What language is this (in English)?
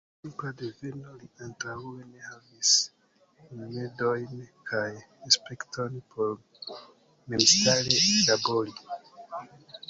Esperanto